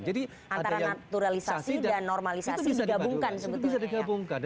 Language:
Indonesian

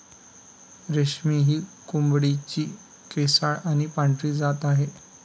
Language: Marathi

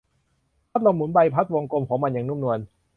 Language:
Thai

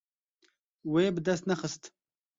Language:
Kurdish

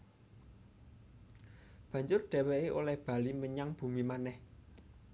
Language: Javanese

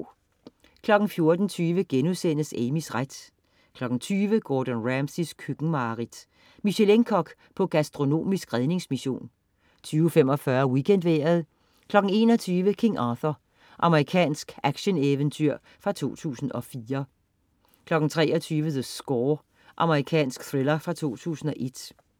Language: Danish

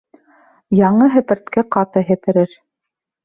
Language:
Bashkir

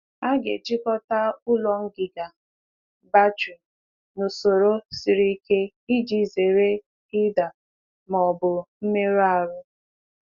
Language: Igbo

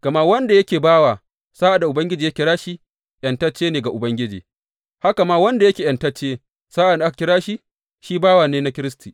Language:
Hausa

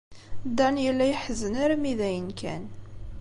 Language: Kabyle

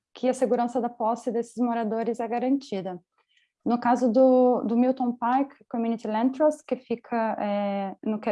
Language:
Portuguese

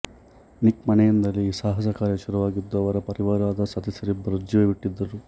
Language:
Kannada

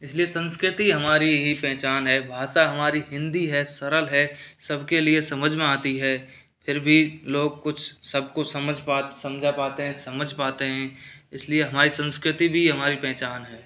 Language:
Hindi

